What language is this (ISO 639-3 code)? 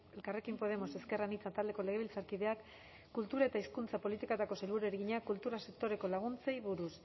eus